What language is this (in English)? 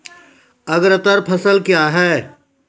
Maithili